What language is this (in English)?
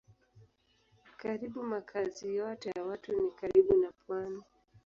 Swahili